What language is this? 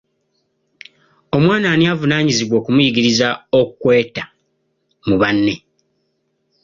Ganda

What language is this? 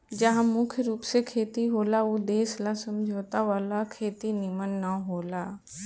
Bhojpuri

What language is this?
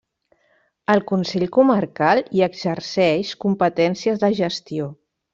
Catalan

